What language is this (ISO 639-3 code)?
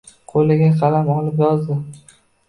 uzb